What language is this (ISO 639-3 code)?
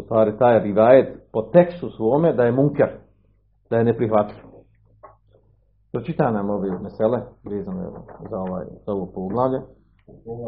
hrv